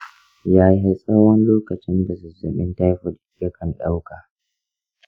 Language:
Hausa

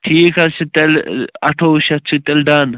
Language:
Kashmiri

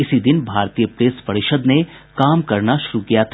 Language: Hindi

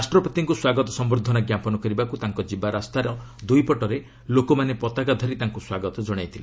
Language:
Odia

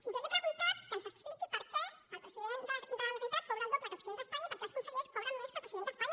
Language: Catalan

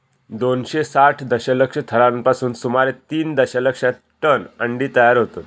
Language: Marathi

